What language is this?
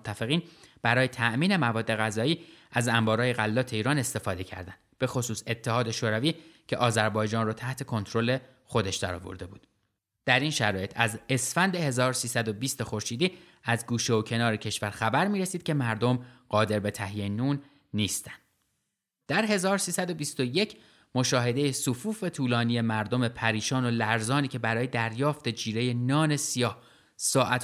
Persian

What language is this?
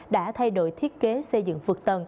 Vietnamese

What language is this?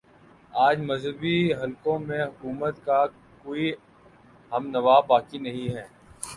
Urdu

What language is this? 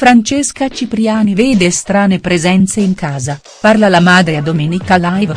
Italian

